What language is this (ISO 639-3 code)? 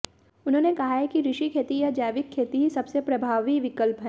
hin